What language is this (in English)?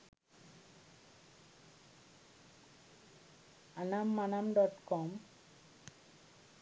Sinhala